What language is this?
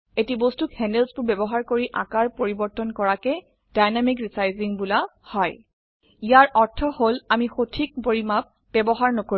Assamese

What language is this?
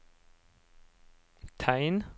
Norwegian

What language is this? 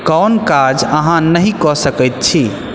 Maithili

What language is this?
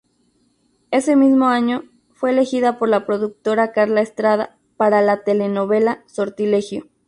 Spanish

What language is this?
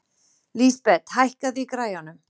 Icelandic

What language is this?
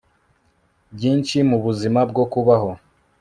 Kinyarwanda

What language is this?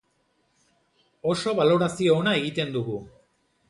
Basque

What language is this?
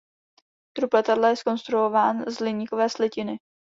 Czech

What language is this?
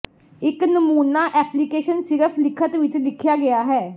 Punjabi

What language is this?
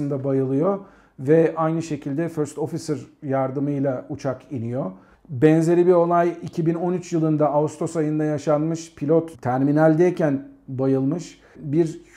Turkish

